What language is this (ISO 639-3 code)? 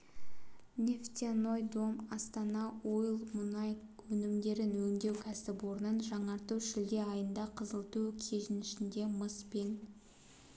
kaz